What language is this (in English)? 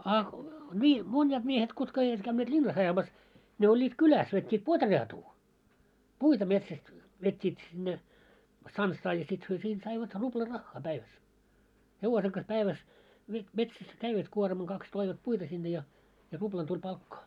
Finnish